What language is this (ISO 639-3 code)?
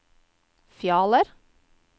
nor